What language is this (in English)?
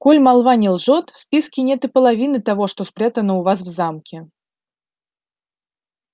Russian